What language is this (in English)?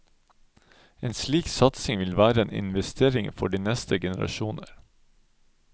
Norwegian